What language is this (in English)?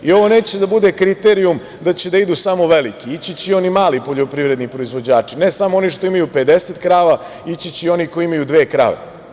Serbian